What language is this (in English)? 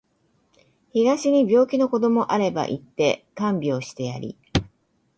Japanese